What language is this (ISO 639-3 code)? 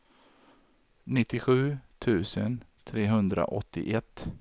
swe